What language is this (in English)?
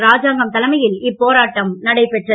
Tamil